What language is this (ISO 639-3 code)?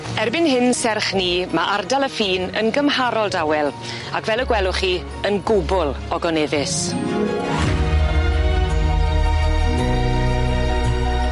cym